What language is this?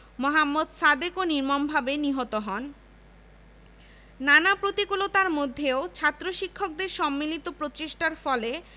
Bangla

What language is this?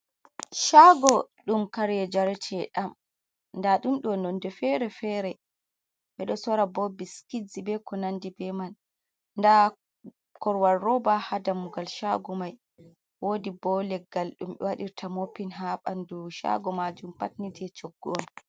Fula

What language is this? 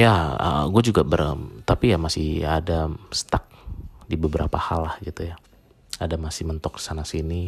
Indonesian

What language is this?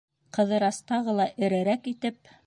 Bashkir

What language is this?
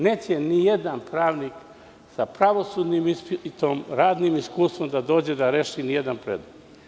Serbian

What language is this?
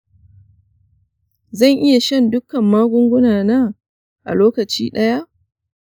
Hausa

